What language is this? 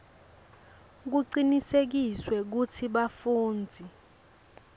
Swati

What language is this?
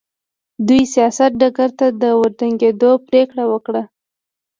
Pashto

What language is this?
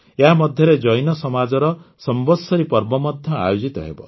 Odia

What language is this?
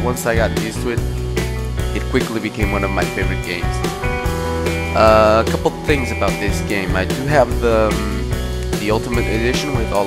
English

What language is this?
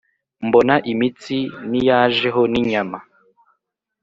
Kinyarwanda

